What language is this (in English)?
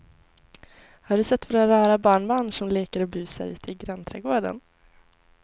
Swedish